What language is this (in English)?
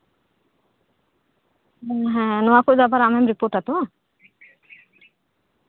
Santali